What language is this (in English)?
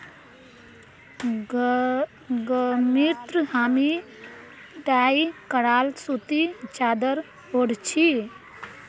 Magahi